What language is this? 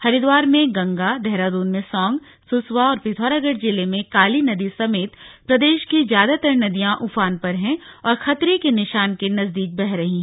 Hindi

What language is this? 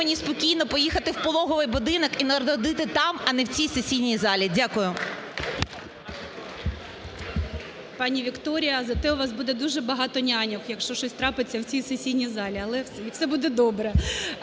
Ukrainian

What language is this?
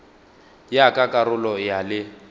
Northern Sotho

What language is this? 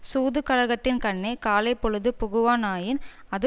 Tamil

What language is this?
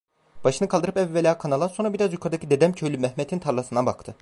Turkish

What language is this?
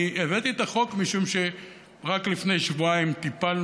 Hebrew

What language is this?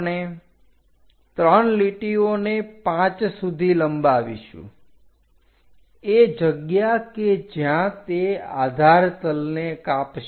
Gujarati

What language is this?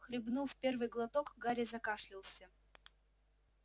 Russian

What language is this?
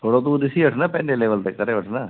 Sindhi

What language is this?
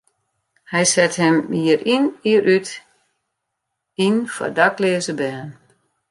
Western Frisian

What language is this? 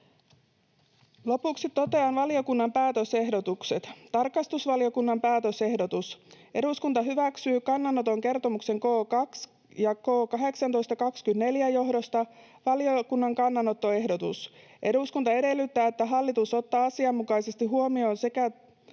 Finnish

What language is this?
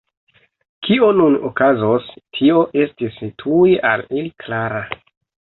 Esperanto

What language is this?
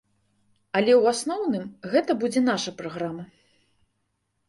Belarusian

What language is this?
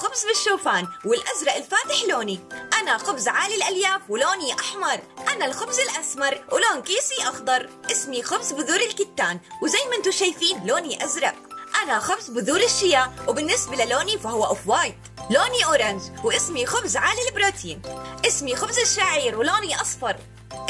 Arabic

